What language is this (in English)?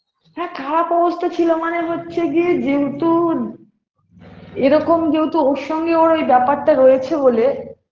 Bangla